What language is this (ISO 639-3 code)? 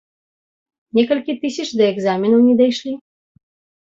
bel